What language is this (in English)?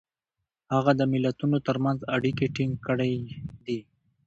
Pashto